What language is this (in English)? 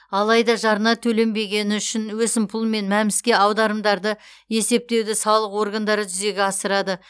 Kazakh